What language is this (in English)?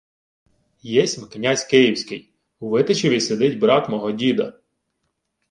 Ukrainian